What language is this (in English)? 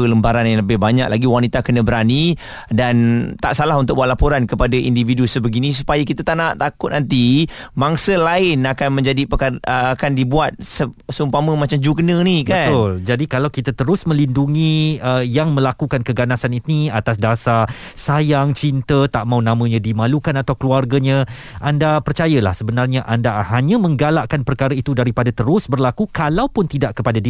Malay